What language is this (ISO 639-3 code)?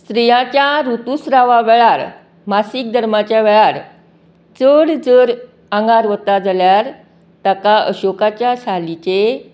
kok